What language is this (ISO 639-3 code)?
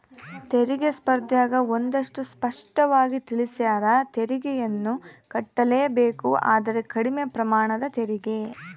kan